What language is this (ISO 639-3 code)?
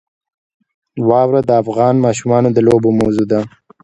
pus